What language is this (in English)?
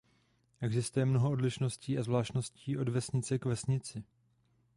Czech